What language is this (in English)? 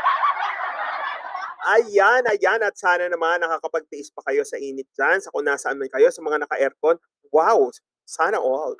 Filipino